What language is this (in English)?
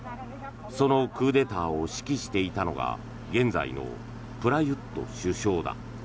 Japanese